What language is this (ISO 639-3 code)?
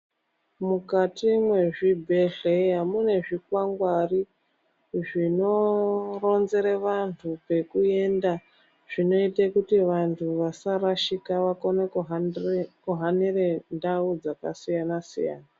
ndc